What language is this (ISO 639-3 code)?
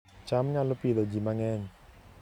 luo